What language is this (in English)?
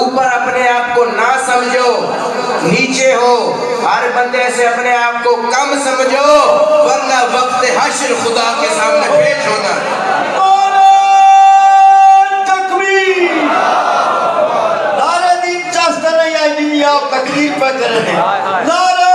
Arabic